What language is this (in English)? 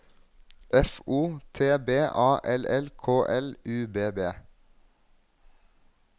Norwegian